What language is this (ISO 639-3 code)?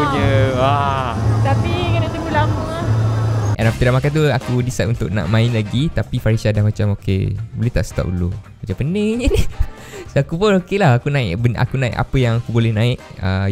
msa